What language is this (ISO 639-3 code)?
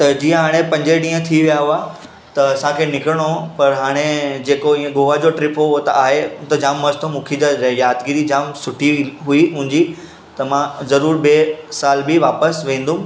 snd